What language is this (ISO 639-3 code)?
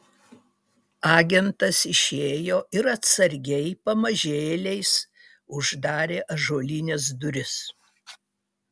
lit